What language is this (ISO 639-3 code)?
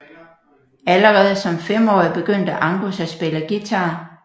dan